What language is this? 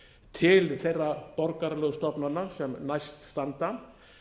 Icelandic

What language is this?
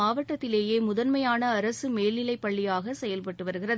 Tamil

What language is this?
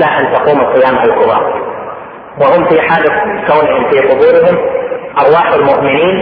Arabic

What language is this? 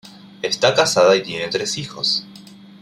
Spanish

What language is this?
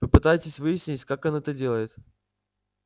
Russian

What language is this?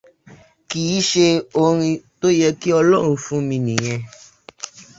Yoruba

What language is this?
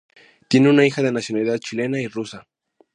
Spanish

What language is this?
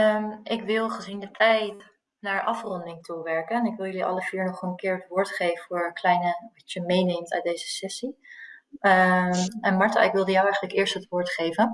Dutch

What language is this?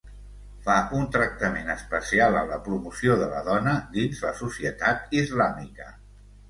Catalan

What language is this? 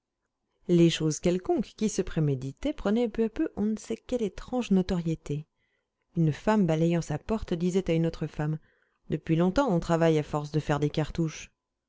French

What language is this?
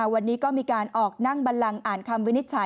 Thai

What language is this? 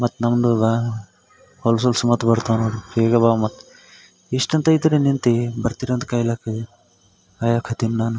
Kannada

